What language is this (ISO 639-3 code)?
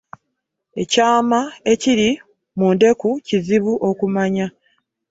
lug